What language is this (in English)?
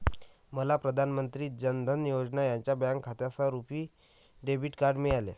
Marathi